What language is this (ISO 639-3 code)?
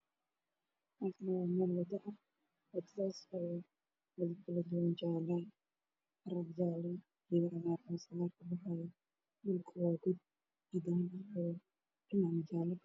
som